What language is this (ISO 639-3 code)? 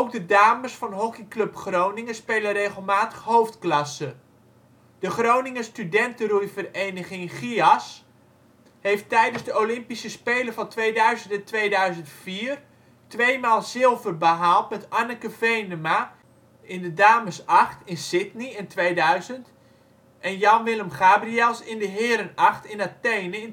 nld